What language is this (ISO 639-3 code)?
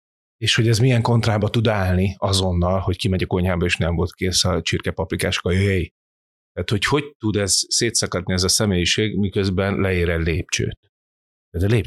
hun